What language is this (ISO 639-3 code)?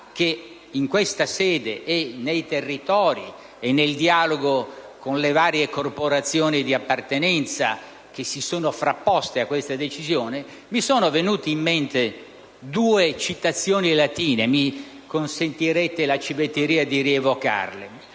ita